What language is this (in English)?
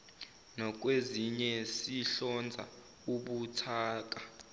Zulu